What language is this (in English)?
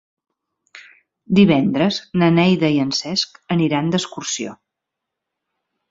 Catalan